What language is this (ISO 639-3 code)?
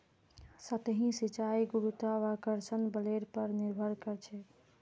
mag